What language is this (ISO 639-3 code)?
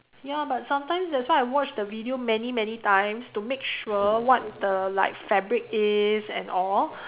eng